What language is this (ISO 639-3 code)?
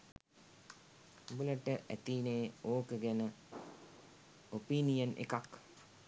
sin